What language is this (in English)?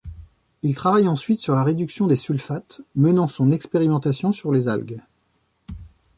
French